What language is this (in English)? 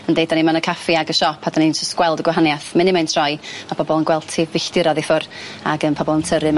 Welsh